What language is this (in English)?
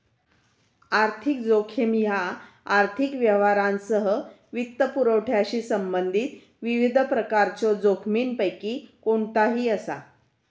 Marathi